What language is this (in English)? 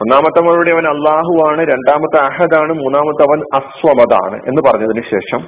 Malayalam